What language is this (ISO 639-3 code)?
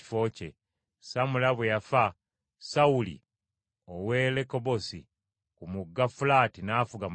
lug